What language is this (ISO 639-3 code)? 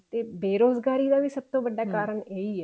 pan